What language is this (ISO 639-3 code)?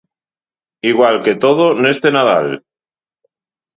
glg